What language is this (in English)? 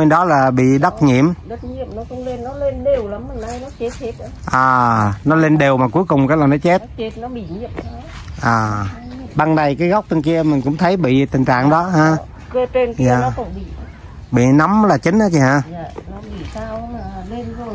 Vietnamese